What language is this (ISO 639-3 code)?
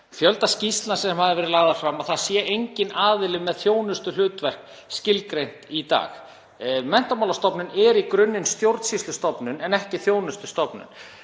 isl